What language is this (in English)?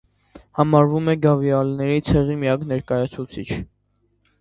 Armenian